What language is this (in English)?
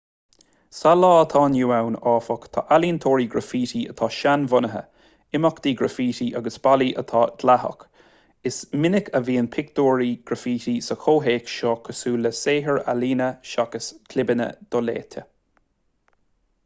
Irish